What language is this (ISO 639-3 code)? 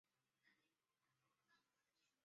zho